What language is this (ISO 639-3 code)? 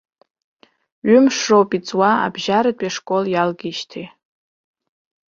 abk